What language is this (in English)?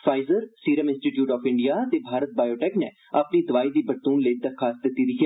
Dogri